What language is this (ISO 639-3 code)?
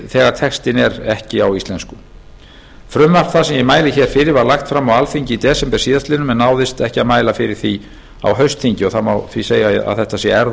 isl